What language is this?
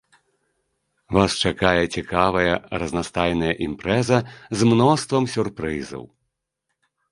Belarusian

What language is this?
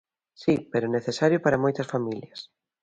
Galician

